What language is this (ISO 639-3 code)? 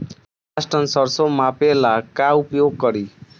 bho